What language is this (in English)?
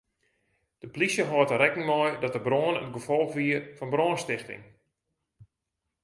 Western Frisian